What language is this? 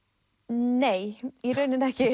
Icelandic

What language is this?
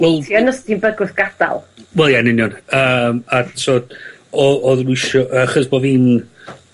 Welsh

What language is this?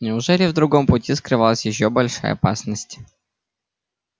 Russian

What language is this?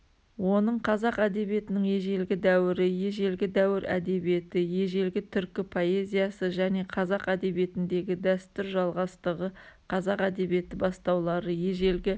Kazakh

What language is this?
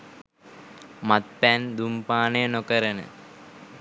Sinhala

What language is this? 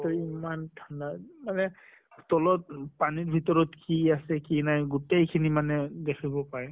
Assamese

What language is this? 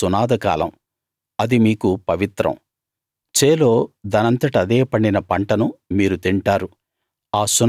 Telugu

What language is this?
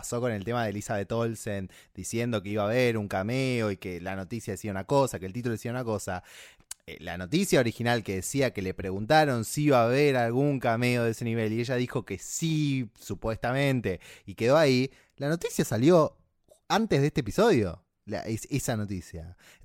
Spanish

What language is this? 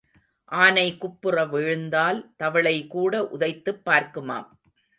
Tamil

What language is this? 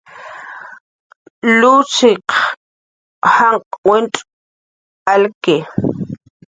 Jaqaru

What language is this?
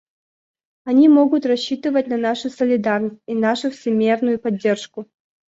Russian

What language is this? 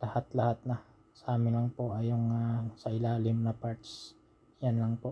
Filipino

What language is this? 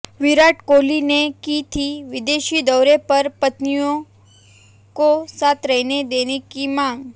Hindi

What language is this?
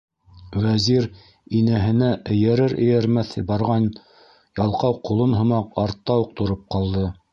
Bashkir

